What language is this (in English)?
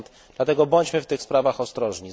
Polish